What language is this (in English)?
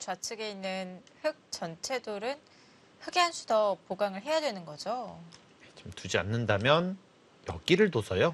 Korean